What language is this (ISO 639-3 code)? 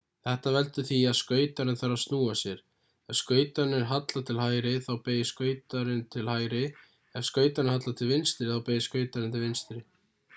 isl